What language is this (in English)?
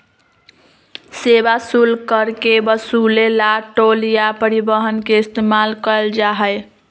Magahi